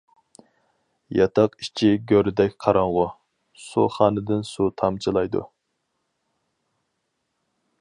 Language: Uyghur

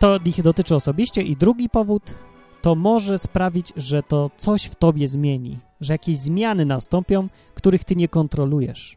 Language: Polish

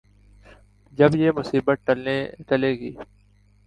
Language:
Urdu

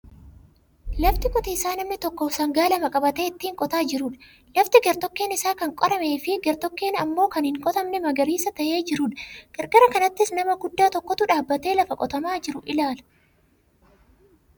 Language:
Oromo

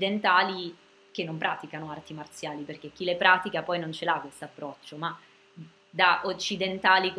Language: Italian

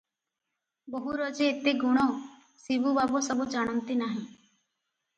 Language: Odia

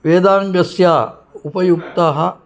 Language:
Sanskrit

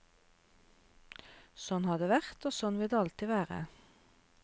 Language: Norwegian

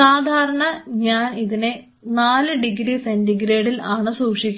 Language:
Malayalam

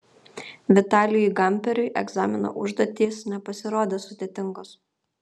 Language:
Lithuanian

